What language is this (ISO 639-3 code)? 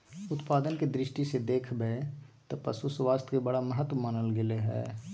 mag